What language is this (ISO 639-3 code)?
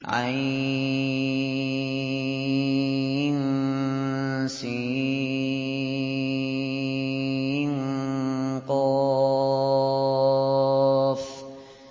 ara